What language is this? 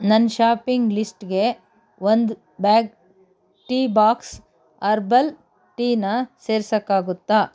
Kannada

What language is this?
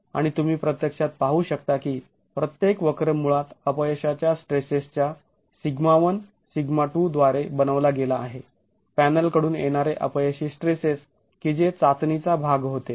Marathi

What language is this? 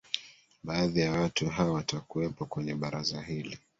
Swahili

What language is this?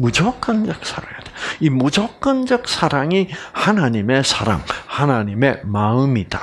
Korean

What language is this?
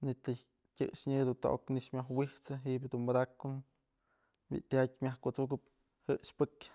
Mazatlán Mixe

